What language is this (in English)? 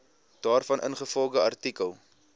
Afrikaans